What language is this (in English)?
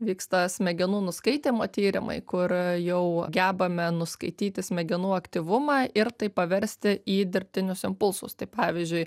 Lithuanian